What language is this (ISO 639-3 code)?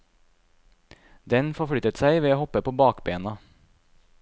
nor